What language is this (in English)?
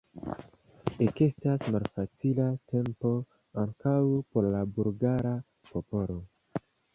Esperanto